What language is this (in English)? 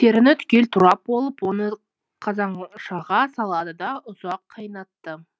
Kazakh